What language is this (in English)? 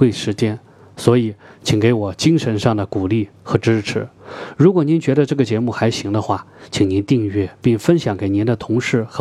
Chinese